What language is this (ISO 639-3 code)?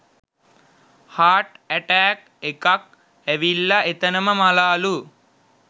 sin